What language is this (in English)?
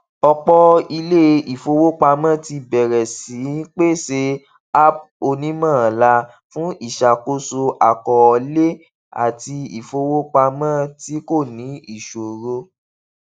Yoruba